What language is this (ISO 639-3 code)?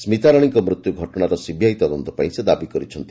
ori